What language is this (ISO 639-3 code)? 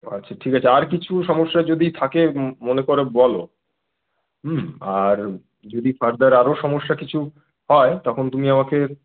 ben